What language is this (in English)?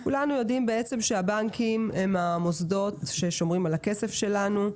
Hebrew